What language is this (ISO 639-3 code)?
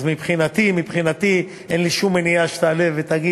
heb